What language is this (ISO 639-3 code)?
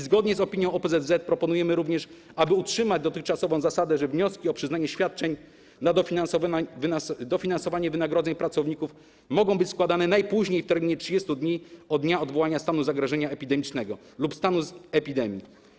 pol